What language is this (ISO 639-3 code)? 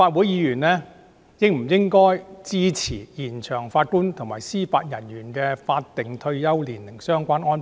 yue